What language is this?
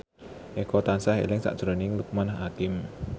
Javanese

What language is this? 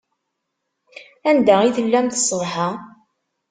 Kabyle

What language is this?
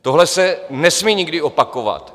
Czech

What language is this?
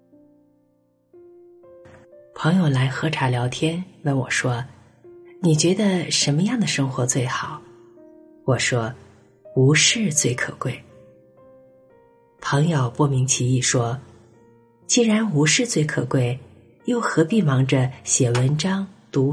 Chinese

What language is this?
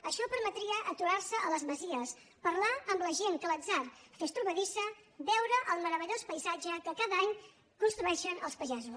Catalan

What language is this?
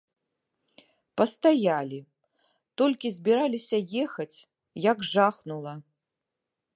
Belarusian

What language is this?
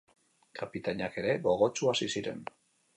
Basque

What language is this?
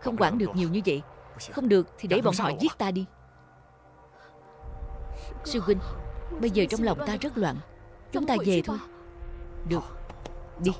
Vietnamese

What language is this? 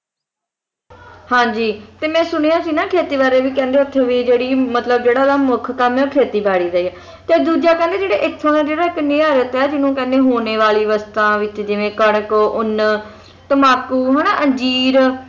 Punjabi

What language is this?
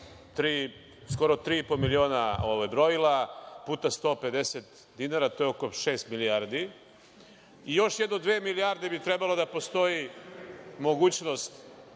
Serbian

